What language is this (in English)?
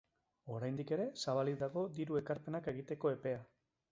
Basque